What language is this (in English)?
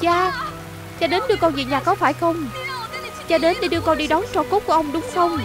Vietnamese